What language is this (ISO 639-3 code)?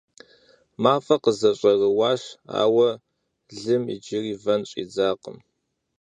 kbd